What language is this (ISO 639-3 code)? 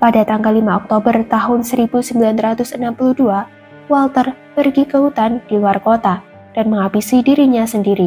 ind